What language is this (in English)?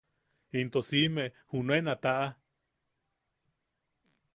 Yaqui